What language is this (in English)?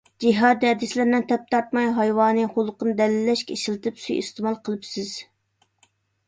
Uyghur